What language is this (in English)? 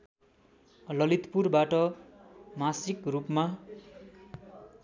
Nepali